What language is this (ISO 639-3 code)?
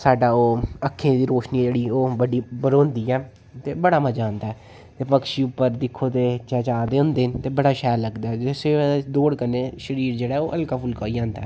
doi